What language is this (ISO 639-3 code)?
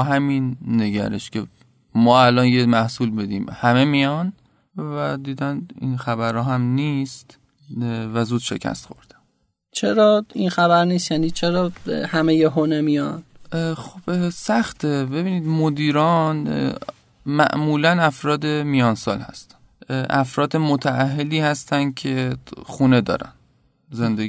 fas